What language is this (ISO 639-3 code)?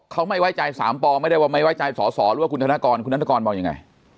tha